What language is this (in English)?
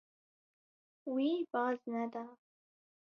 Kurdish